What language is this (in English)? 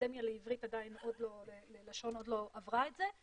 Hebrew